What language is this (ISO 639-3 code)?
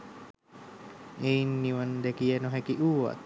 sin